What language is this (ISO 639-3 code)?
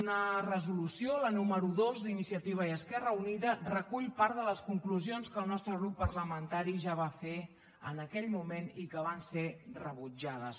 cat